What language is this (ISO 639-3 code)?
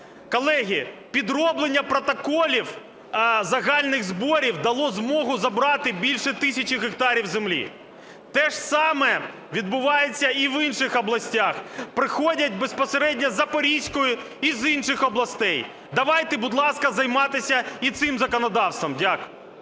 ukr